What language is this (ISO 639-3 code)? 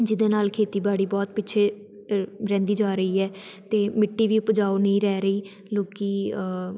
pan